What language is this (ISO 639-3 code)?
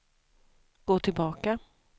swe